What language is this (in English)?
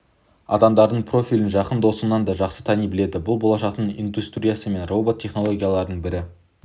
Kazakh